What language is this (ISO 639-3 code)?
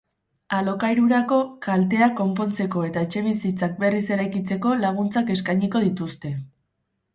eus